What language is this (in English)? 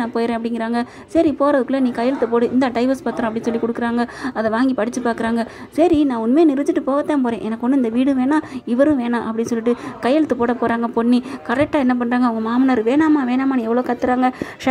Tamil